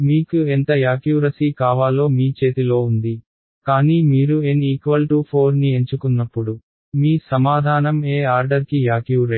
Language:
Telugu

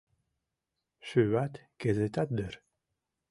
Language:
Mari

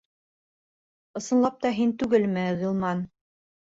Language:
Bashkir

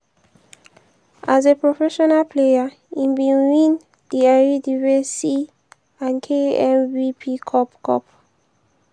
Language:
Nigerian Pidgin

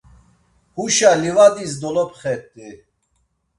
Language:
Laz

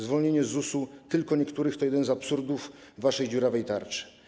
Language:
Polish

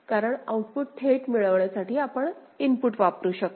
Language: Marathi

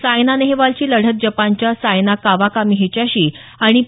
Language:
Marathi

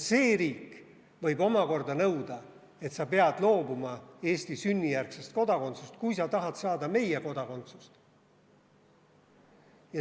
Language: Estonian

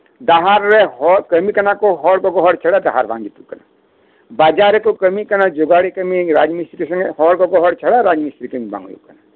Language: Santali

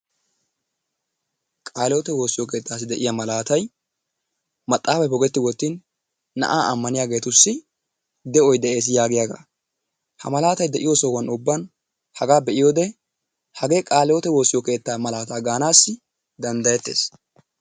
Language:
Wolaytta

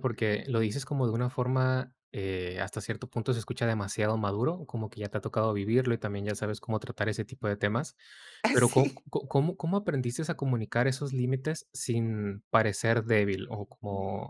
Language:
Spanish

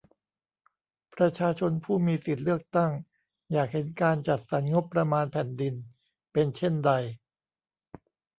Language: Thai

